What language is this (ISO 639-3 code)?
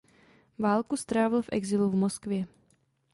ces